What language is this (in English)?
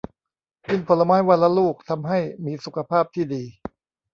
Thai